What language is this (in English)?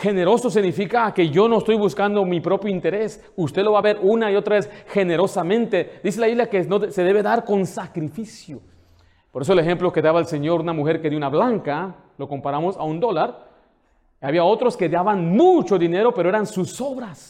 Spanish